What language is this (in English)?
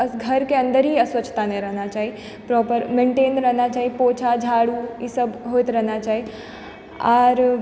Maithili